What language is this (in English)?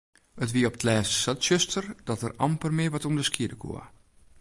Western Frisian